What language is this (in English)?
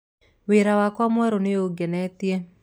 Kikuyu